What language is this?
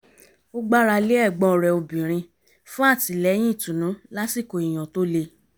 Yoruba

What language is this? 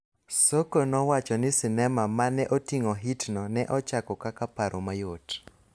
Luo (Kenya and Tanzania)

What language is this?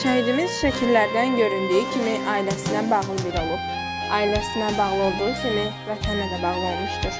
Turkish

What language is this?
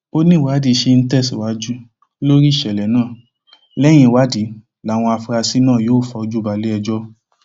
Yoruba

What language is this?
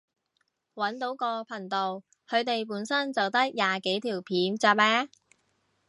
Cantonese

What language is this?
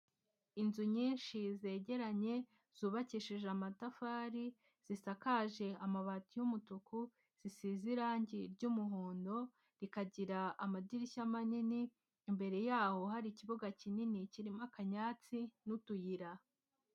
Kinyarwanda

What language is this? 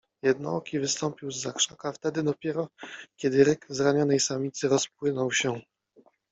Polish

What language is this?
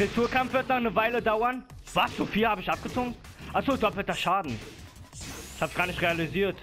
German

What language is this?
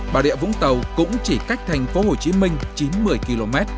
Vietnamese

